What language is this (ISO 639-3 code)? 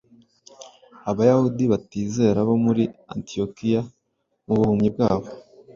kin